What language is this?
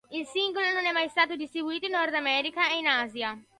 Italian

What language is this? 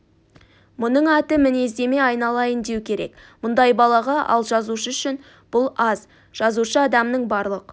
Kazakh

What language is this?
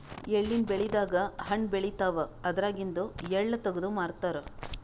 Kannada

